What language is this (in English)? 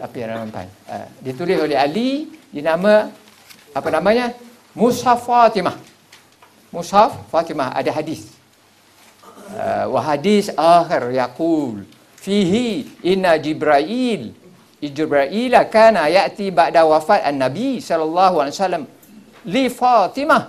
Malay